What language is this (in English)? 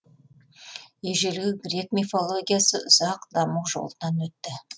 Kazakh